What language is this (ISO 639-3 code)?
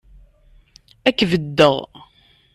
kab